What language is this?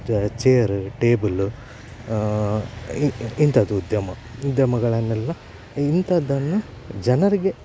Kannada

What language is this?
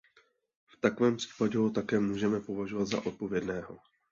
Czech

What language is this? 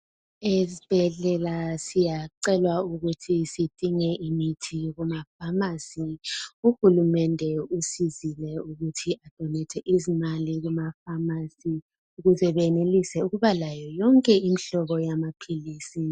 North Ndebele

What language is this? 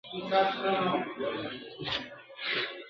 Pashto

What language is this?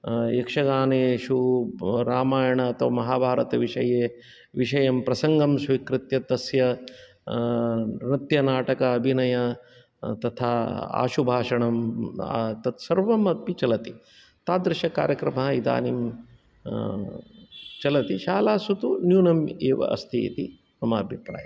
Sanskrit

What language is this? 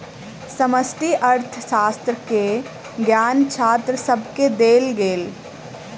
Maithili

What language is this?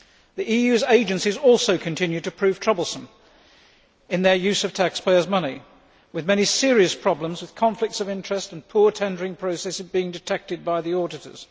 English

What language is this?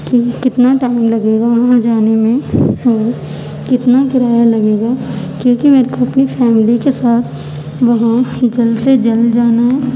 Urdu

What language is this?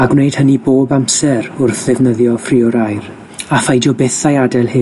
Welsh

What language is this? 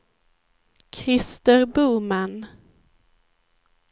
Swedish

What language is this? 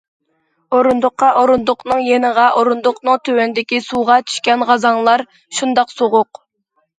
Uyghur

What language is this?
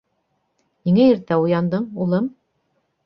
Bashkir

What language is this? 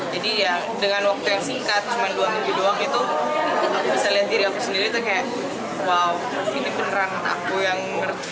Indonesian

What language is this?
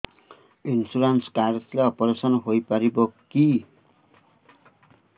Odia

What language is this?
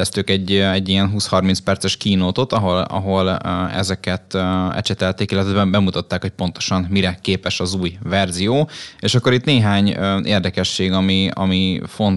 Hungarian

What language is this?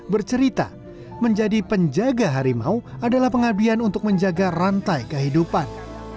Indonesian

